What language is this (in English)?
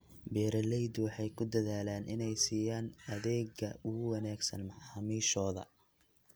Somali